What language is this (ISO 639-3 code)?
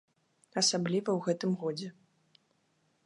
bel